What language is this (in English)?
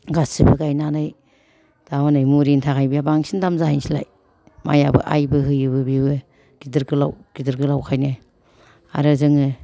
Bodo